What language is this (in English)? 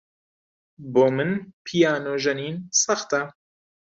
Central Kurdish